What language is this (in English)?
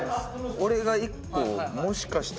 Japanese